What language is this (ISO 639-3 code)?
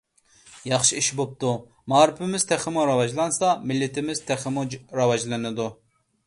uig